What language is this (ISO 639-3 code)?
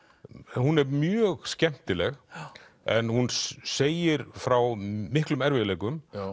isl